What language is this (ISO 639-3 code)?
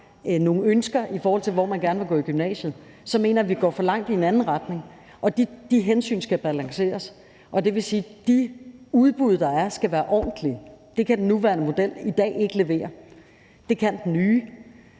dan